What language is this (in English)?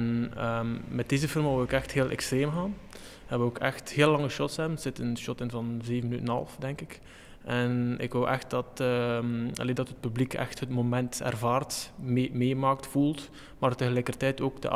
Dutch